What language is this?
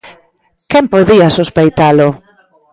Galician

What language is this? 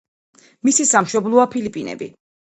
Georgian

